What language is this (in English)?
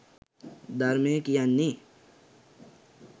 Sinhala